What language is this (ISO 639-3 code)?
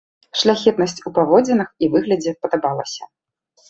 bel